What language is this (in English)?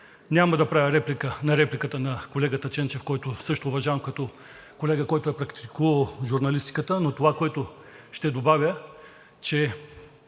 Bulgarian